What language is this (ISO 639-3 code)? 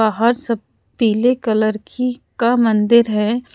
hin